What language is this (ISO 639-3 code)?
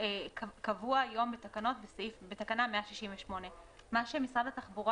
heb